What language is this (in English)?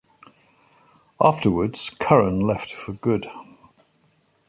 English